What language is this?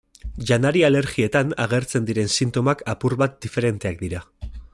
Basque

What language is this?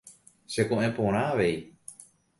Guarani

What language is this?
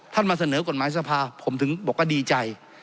Thai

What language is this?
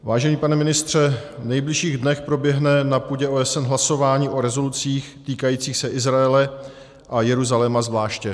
Czech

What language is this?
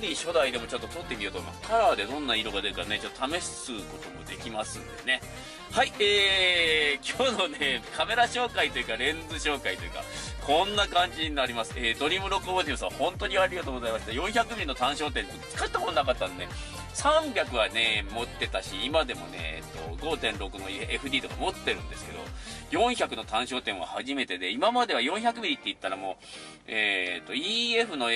Japanese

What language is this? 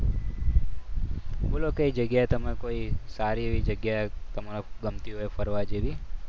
Gujarati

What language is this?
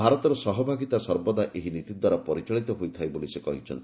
Odia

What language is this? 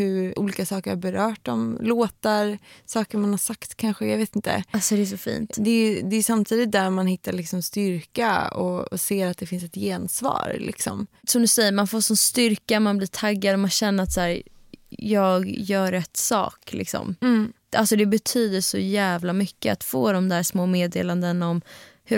Swedish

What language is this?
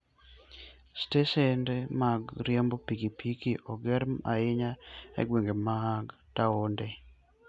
Luo (Kenya and Tanzania)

